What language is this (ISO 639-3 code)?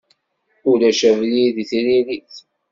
kab